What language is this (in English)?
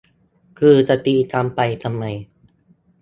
Thai